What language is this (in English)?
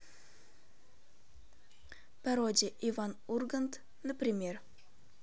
Russian